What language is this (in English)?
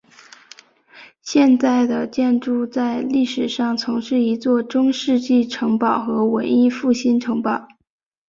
Chinese